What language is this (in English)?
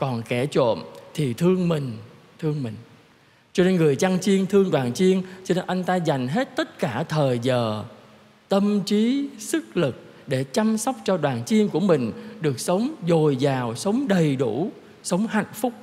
Vietnamese